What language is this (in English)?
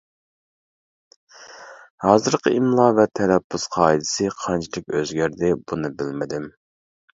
Uyghur